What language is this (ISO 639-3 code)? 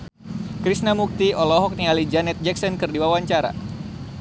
sun